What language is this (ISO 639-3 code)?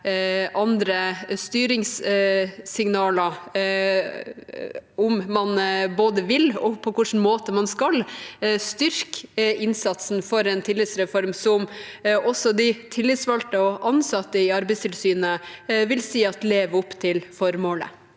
nor